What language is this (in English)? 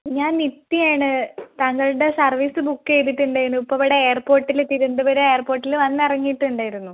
Malayalam